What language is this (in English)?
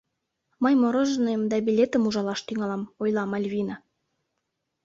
Mari